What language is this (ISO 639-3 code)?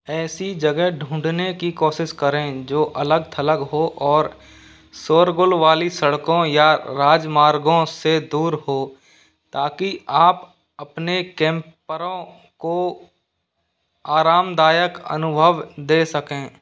hin